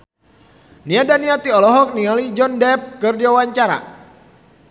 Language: Sundanese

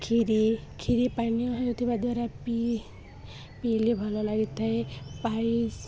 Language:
Odia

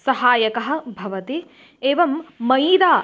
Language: Sanskrit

